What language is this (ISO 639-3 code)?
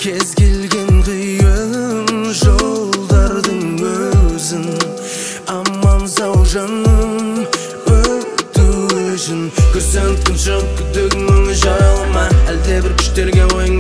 ara